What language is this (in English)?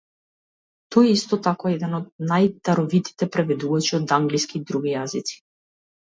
Macedonian